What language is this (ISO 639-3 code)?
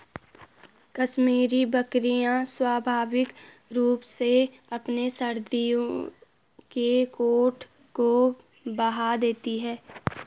hin